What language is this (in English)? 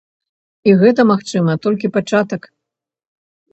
Belarusian